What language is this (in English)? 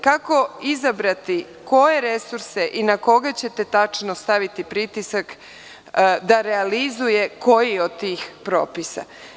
Serbian